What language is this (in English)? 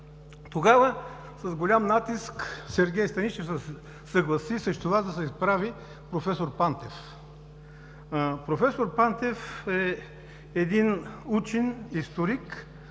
Bulgarian